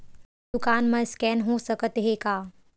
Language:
Chhattisgarhi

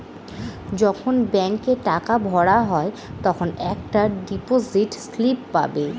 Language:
Bangla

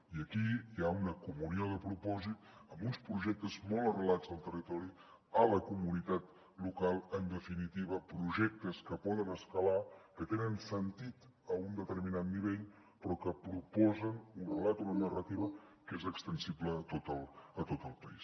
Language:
Catalan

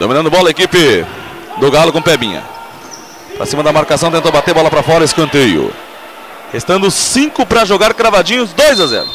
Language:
Portuguese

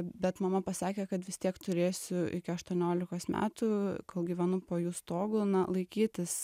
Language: Lithuanian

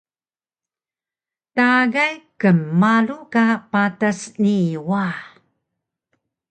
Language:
Taroko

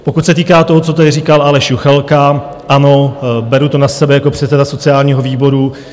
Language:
Czech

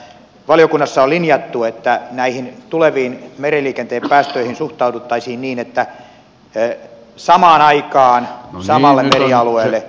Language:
Finnish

